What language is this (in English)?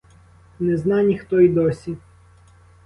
Ukrainian